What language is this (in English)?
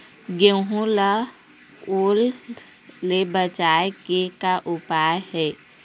Chhattisgarhi